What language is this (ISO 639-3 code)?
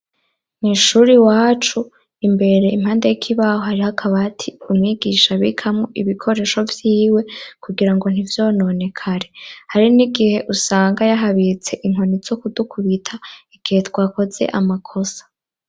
run